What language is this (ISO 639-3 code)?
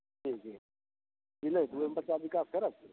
mai